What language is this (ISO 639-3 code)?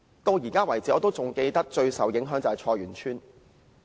yue